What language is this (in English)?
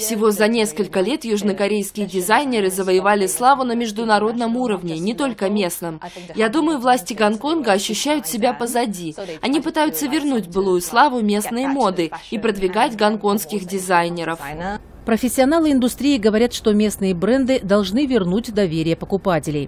Russian